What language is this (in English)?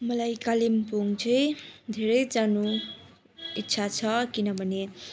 Nepali